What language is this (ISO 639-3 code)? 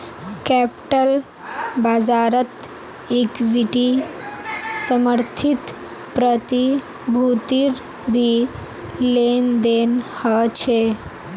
mag